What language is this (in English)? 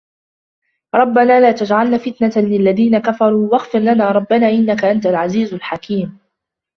Arabic